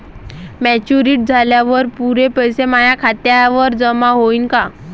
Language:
Marathi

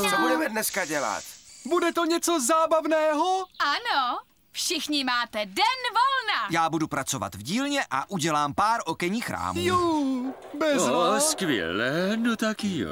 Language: Czech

